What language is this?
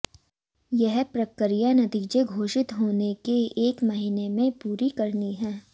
Hindi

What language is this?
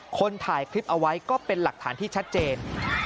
Thai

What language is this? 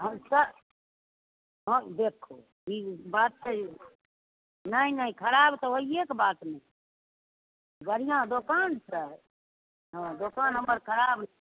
Maithili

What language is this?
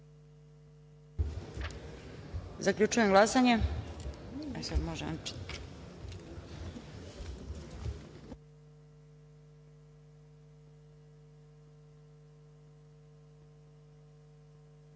Serbian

